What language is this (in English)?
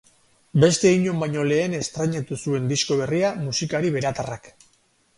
Basque